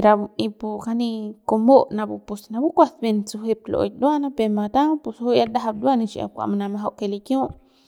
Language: Central Pame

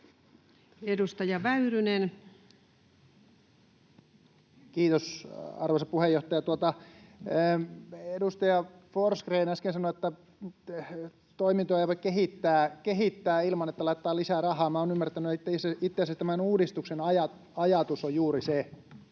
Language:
Finnish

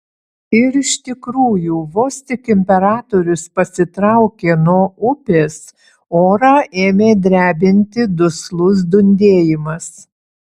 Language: Lithuanian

